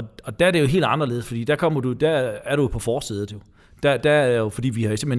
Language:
Danish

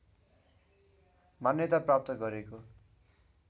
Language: Nepali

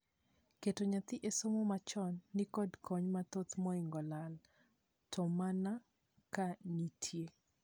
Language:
Luo (Kenya and Tanzania)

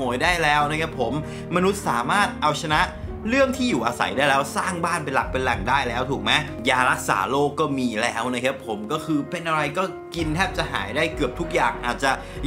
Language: Thai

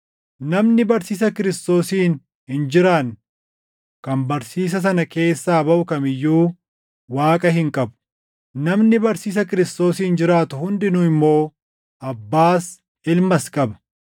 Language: Oromo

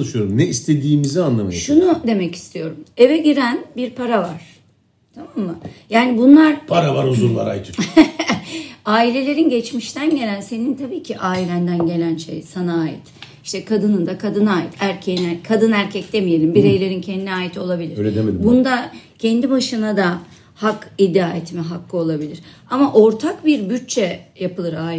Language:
Turkish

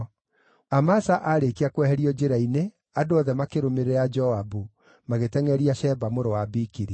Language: Kikuyu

